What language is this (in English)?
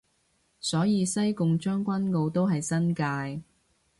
Cantonese